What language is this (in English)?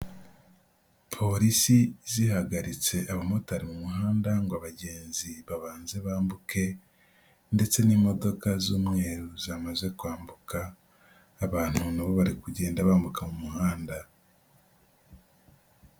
Kinyarwanda